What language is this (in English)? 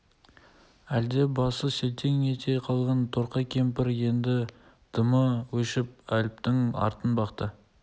Kazakh